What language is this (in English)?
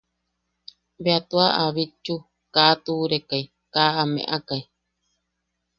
Yaqui